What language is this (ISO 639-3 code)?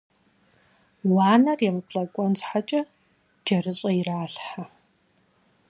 kbd